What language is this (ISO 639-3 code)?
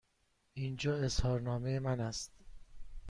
fas